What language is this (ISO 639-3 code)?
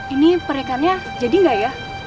ind